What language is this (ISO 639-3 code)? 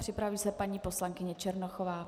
ces